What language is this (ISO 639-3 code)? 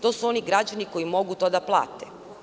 srp